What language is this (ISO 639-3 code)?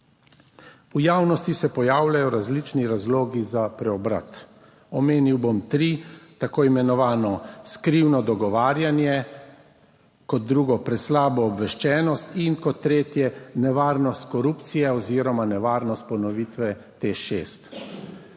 slv